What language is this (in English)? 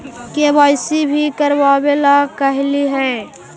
Magahi